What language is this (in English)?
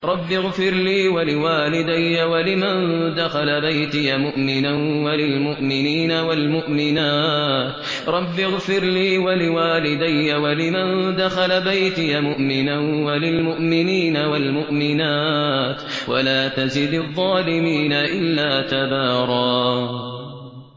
Arabic